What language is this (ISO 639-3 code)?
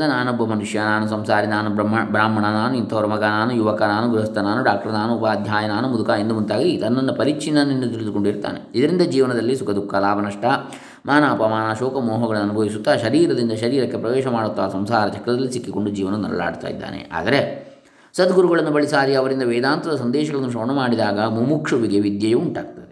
kan